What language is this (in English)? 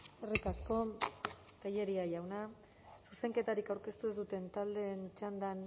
Basque